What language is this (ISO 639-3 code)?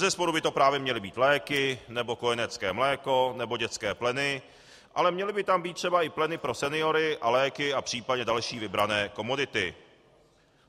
ces